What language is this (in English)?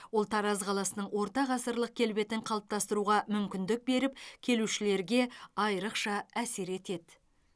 Kazakh